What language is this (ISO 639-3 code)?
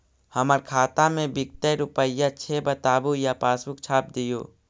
mag